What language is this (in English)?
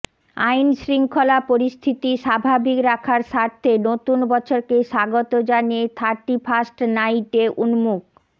Bangla